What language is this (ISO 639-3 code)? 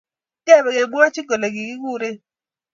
kln